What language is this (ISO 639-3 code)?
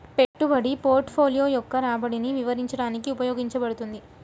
tel